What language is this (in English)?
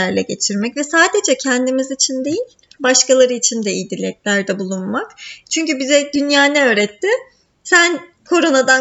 Turkish